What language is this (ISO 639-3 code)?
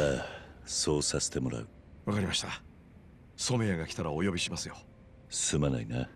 jpn